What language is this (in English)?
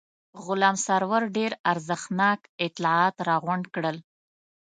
Pashto